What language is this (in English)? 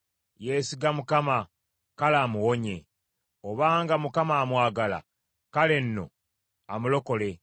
Ganda